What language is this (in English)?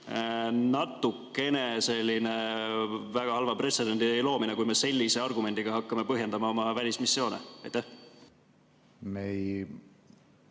Estonian